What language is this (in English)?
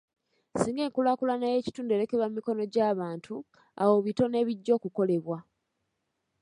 Ganda